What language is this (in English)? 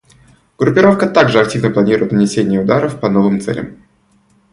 Russian